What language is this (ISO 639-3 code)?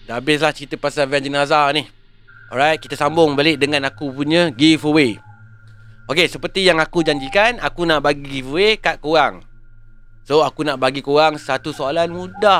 msa